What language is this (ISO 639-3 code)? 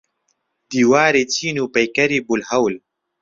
ckb